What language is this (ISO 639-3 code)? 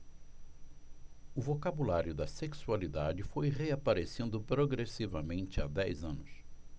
por